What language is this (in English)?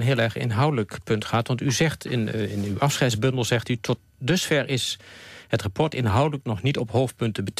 Dutch